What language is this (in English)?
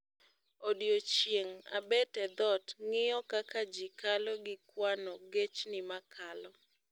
Luo (Kenya and Tanzania)